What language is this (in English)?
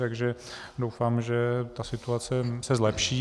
Czech